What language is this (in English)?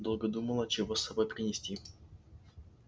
Russian